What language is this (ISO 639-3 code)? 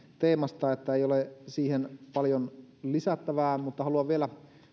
fin